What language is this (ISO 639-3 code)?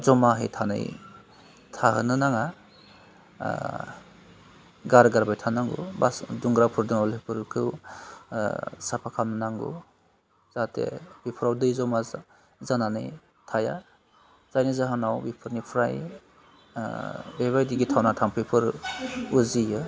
brx